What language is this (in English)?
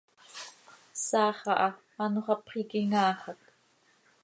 Seri